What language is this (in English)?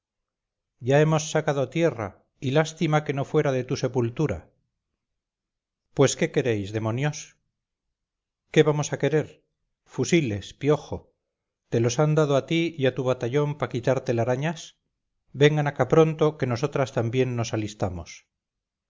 Spanish